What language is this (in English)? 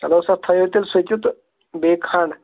Kashmiri